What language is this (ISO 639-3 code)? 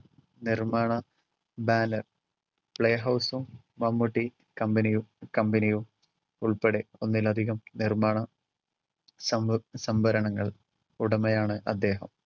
mal